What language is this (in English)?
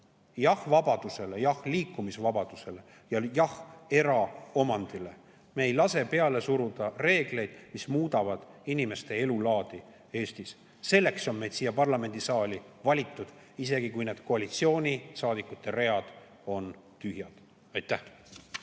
Estonian